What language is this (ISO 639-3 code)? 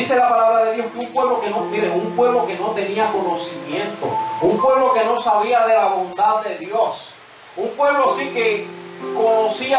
spa